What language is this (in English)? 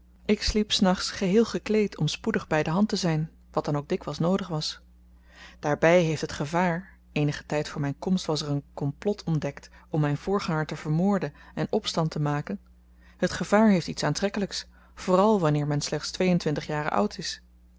Dutch